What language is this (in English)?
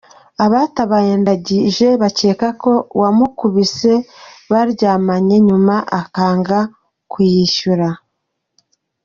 Kinyarwanda